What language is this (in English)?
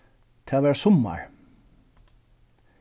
Faroese